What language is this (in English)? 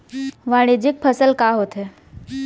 Chhattisgarhi